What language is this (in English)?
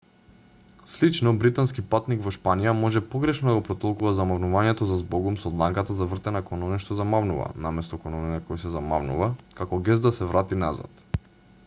Macedonian